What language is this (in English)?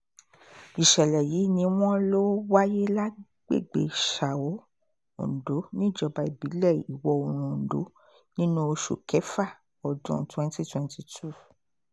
Yoruba